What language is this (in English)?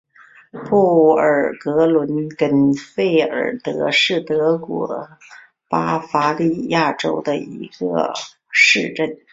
Chinese